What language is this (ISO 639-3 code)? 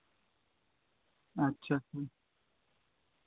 sat